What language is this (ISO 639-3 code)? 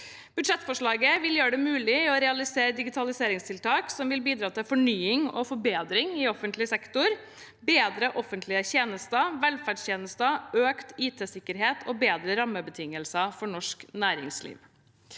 nor